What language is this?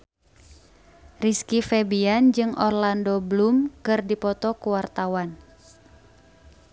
Sundanese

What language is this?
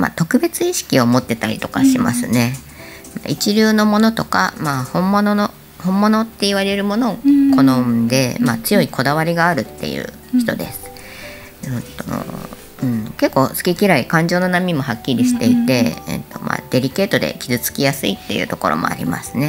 Japanese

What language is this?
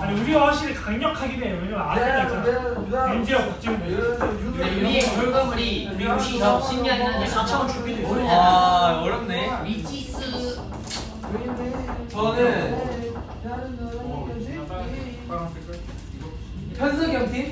Korean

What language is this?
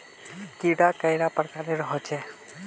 Magahi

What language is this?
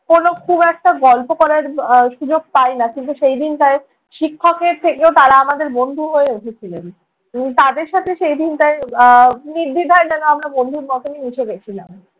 Bangla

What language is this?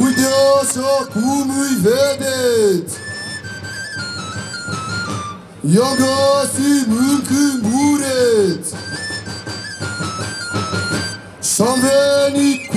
Romanian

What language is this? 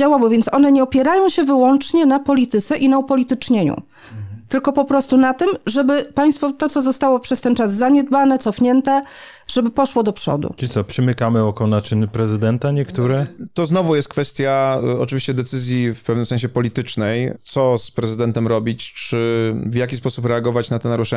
Polish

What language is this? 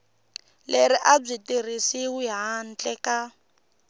Tsonga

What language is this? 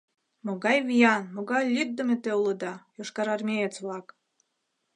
Mari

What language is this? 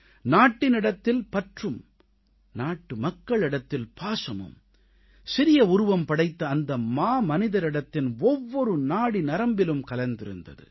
Tamil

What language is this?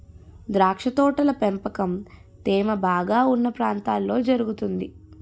Telugu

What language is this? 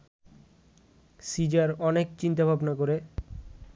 Bangla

